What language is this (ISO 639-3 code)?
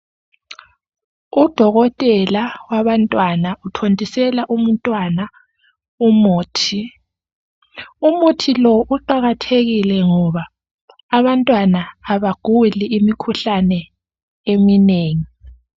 nde